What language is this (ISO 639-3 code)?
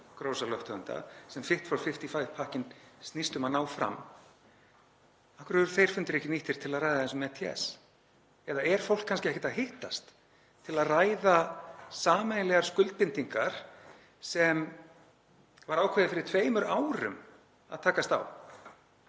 isl